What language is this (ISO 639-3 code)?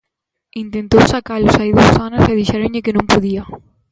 glg